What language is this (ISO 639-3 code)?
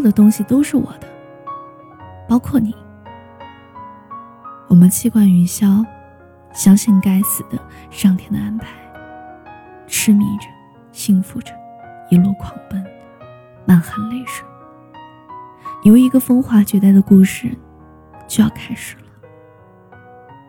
zho